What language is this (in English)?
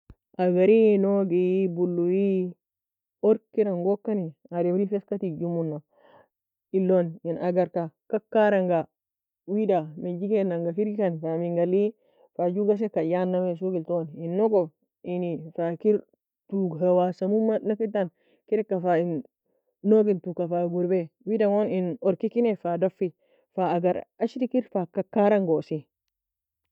Nobiin